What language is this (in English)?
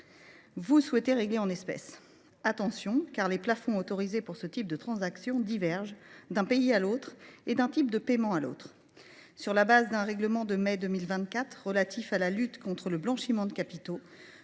French